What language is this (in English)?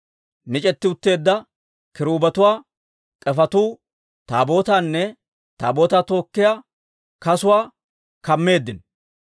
Dawro